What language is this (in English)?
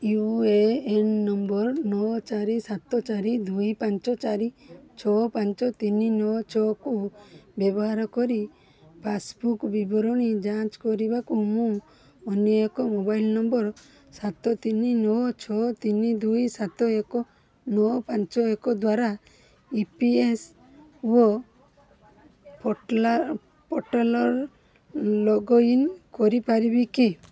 Odia